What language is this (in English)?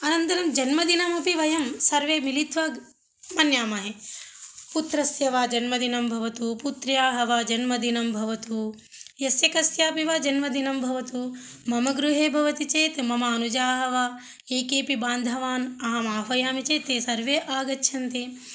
Sanskrit